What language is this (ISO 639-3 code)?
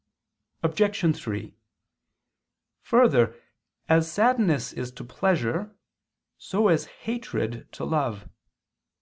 eng